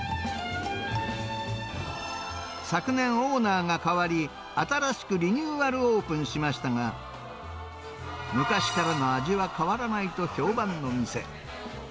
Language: Japanese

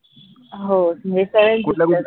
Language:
Marathi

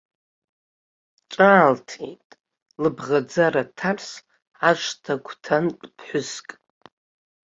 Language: Abkhazian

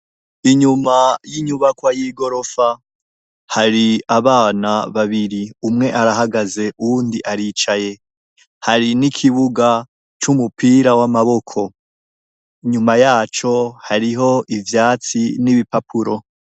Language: Rundi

